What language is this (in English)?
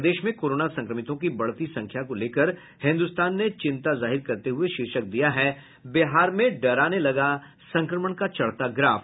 Hindi